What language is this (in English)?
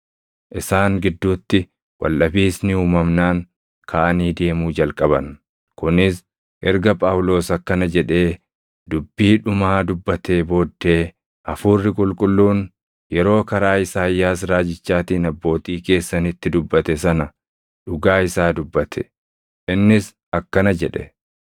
Oromo